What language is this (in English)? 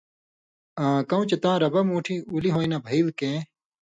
Indus Kohistani